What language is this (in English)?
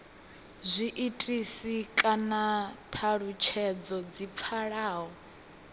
Venda